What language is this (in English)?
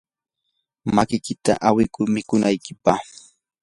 Yanahuanca Pasco Quechua